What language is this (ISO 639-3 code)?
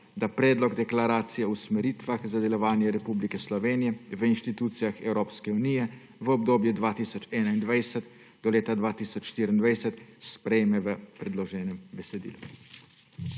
slv